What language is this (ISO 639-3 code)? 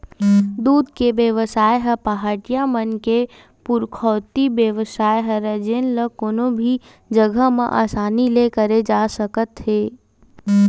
hne